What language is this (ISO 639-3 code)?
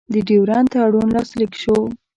pus